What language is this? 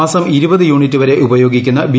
Malayalam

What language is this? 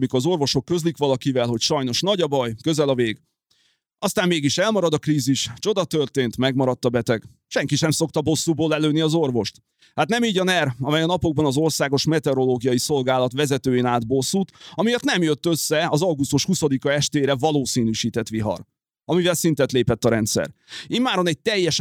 Hungarian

